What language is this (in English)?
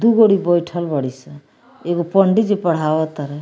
Bhojpuri